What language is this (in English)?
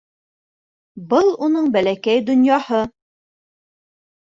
Bashkir